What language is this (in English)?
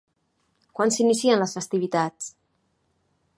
Catalan